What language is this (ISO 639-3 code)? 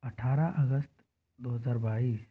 hin